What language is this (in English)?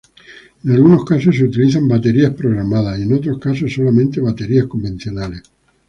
Spanish